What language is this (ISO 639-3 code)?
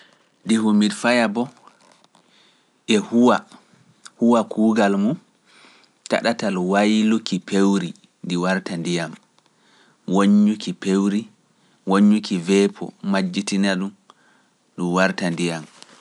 fuf